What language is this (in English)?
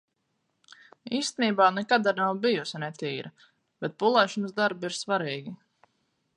Latvian